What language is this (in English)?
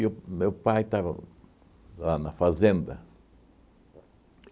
Portuguese